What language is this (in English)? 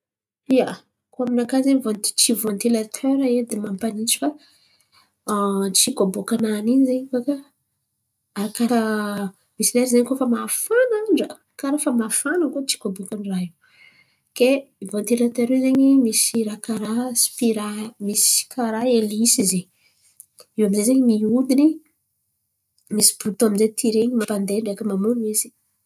Antankarana Malagasy